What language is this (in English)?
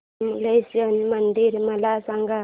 Marathi